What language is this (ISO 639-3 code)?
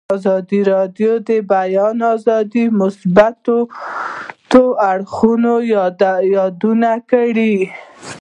pus